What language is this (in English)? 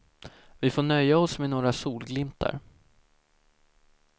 Swedish